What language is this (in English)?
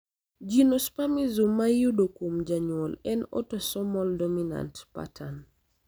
Luo (Kenya and Tanzania)